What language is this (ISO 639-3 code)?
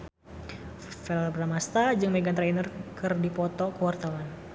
sun